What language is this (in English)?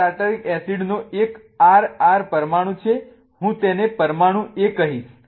Gujarati